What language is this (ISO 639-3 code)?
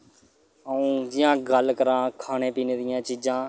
doi